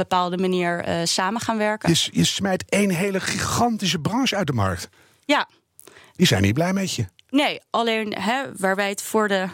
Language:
Dutch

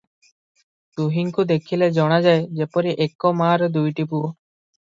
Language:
Odia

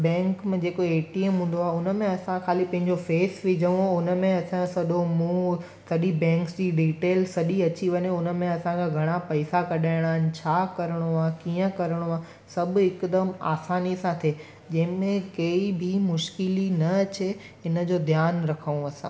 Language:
Sindhi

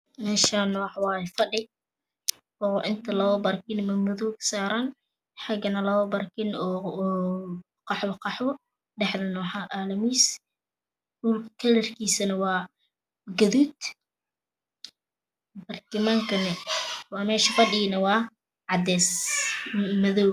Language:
Somali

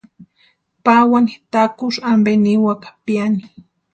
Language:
Western Highland Purepecha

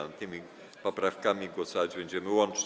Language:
Polish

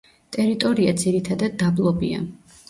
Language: Georgian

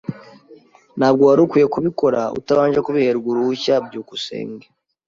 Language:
Kinyarwanda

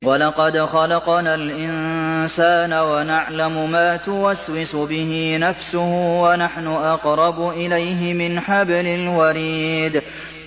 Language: Arabic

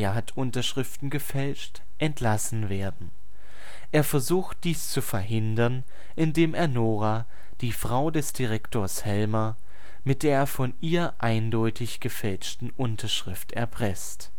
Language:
German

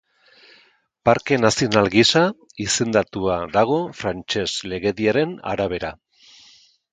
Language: Basque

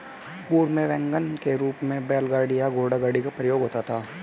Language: Hindi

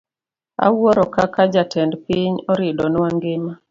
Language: Luo (Kenya and Tanzania)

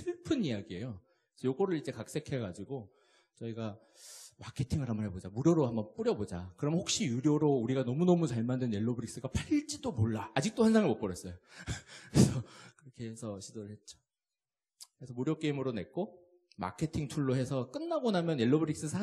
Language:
Korean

